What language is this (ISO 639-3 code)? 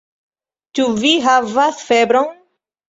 epo